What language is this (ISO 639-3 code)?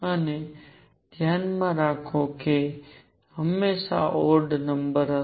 guj